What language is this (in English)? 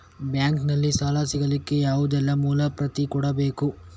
Kannada